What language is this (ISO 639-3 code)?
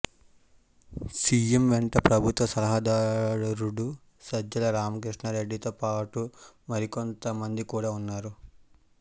tel